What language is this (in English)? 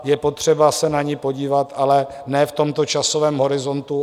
Czech